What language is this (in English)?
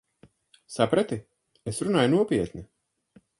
Latvian